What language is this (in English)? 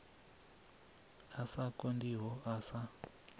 Venda